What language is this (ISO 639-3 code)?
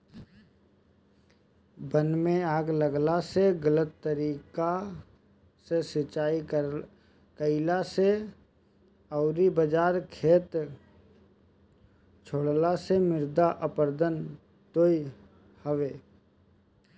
bho